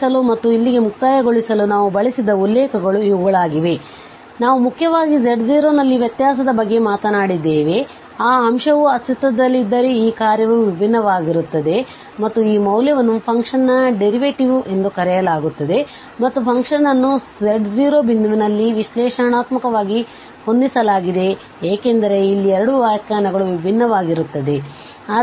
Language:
Kannada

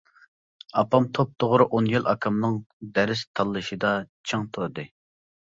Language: Uyghur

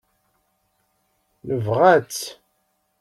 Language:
Kabyle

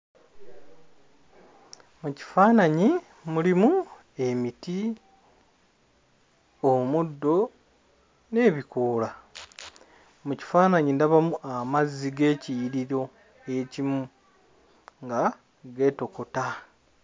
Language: Ganda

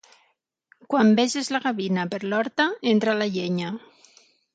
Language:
Catalan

